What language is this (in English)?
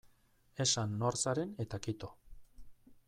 Basque